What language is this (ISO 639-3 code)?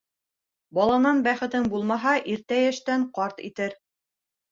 bak